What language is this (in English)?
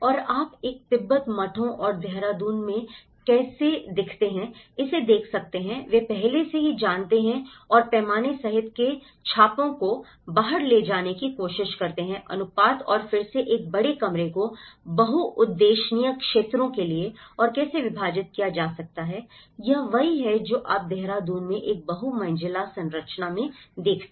Hindi